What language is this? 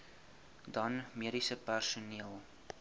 Afrikaans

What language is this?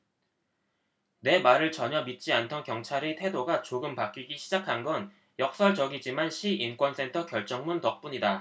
Korean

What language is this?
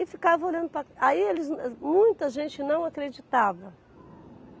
Portuguese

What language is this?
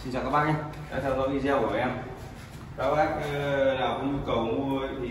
Vietnamese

